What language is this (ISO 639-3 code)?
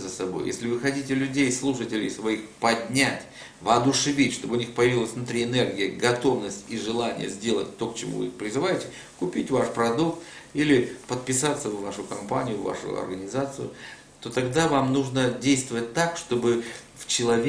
rus